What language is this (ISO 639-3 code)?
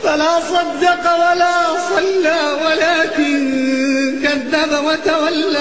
ara